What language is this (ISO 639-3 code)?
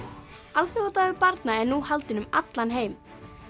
isl